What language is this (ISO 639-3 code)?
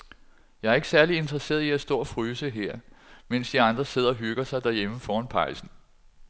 dan